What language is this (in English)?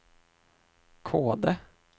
Swedish